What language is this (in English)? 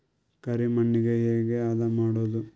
Kannada